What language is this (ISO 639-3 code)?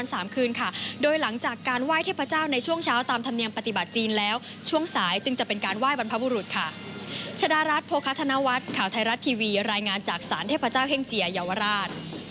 tha